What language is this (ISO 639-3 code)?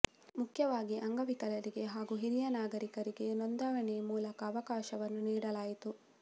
kan